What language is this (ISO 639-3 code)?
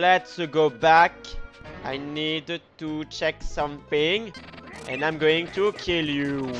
eng